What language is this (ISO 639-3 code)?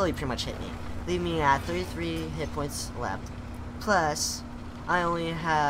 eng